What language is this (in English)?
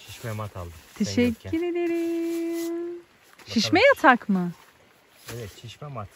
Turkish